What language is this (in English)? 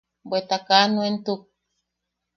Yaqui